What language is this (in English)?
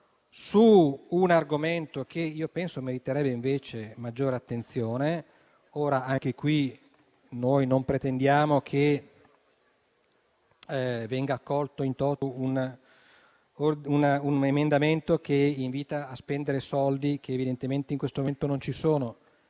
Italian